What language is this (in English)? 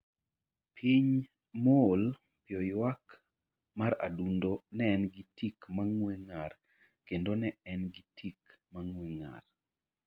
Luo (Kenya and Tanzania)